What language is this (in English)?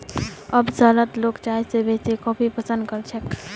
Magahi